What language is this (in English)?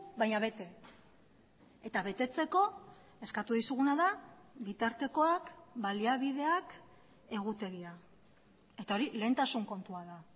Basque